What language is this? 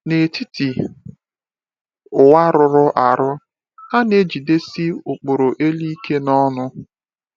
Igbo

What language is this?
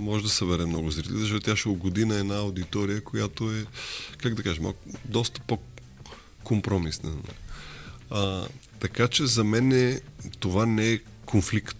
Bulgarian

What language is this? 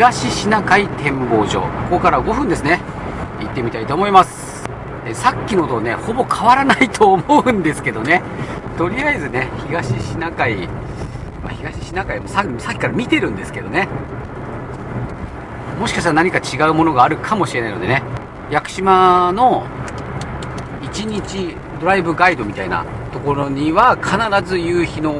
Japanese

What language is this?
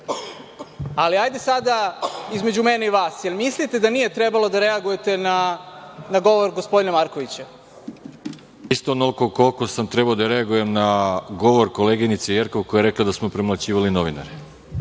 Serbian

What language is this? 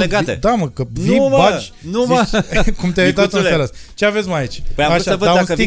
Romanian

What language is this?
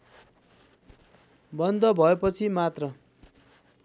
Nepali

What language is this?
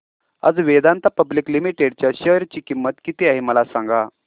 Marathi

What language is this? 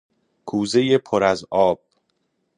Persian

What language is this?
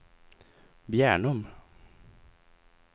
Swedish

